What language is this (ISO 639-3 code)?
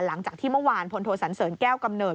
tha